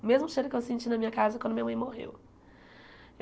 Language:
Portuguese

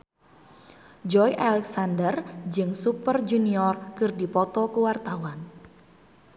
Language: Sundanese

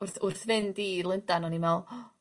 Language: Welsh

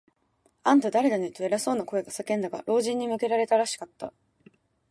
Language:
Japanese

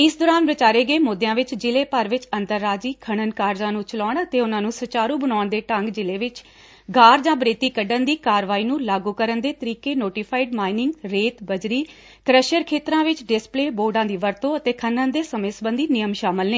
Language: Punjabi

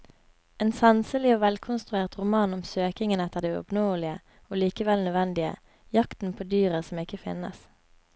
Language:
Norwegian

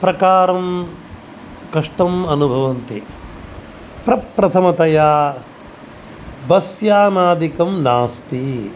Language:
Sanskrit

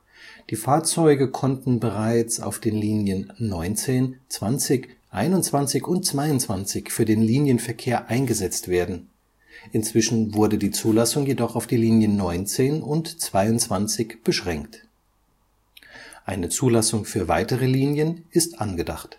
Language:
German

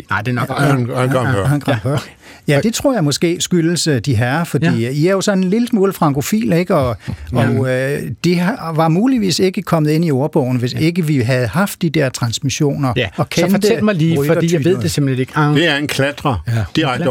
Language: Danish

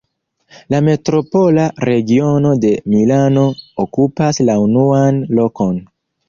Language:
Esperanto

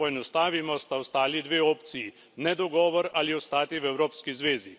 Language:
Slovenian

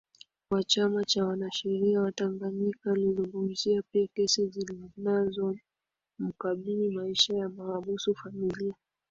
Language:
Swahili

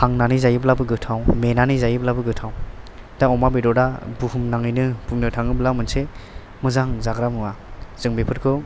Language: Bodo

